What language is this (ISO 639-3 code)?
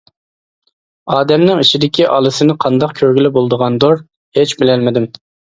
uig